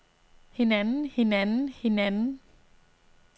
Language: Danish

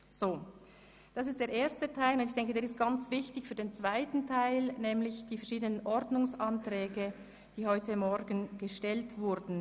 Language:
Swiss German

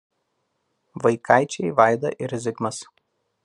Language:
Lithuanian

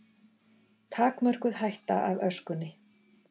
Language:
Icelandic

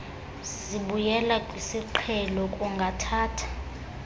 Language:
Xhosa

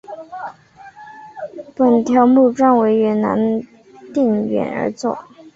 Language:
Chinese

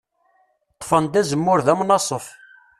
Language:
Kabyle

